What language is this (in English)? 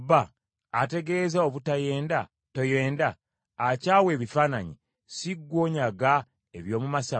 Ganda